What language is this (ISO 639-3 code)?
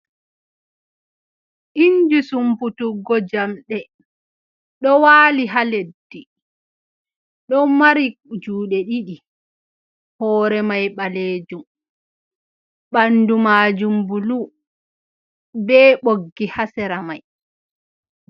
ful